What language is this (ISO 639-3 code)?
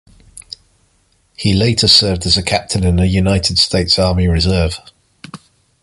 eng